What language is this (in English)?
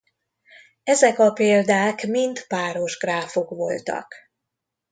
Hungarian